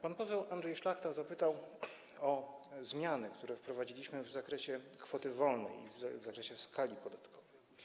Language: Polish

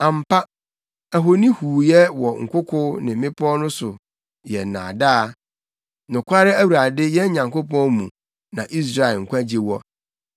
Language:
Akan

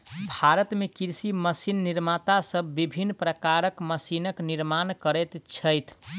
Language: Maithili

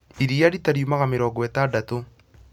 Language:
Kikuyu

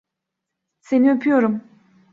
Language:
Turkish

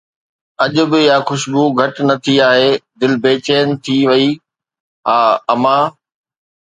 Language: Sindhi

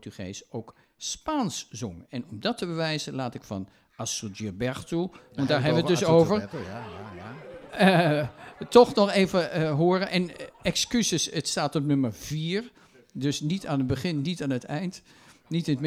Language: Dutch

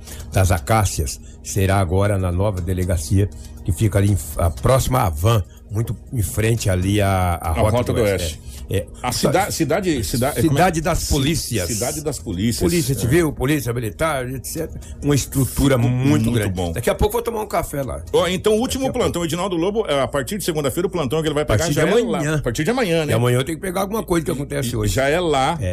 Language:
Portuguese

